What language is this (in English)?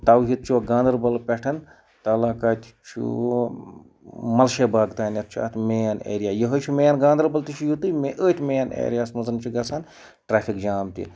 Kashmiri